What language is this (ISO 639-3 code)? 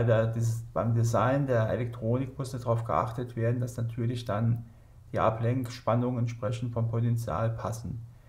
deu